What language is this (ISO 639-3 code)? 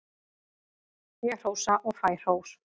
isl